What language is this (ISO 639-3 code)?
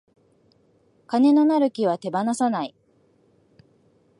jpn